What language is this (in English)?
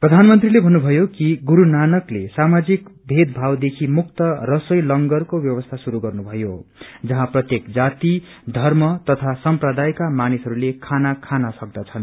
Nepali